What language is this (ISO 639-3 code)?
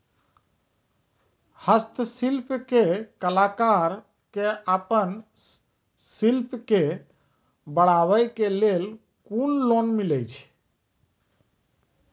mai